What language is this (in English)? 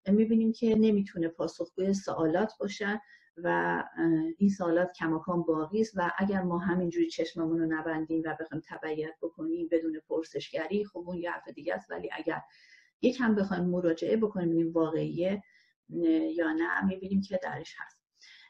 Persian